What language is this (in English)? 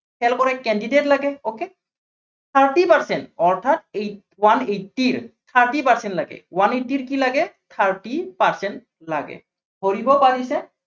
Assamese